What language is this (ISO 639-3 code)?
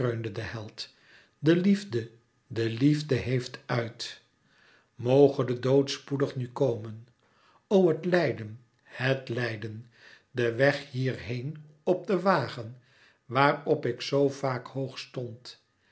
nld